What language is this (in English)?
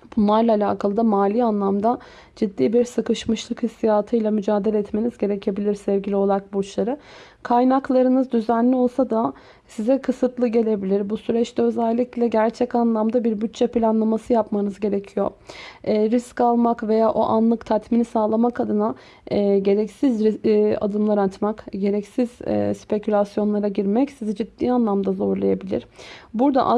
Turkish